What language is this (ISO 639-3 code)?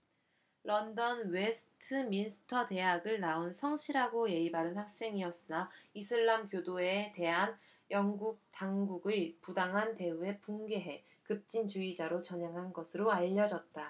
kor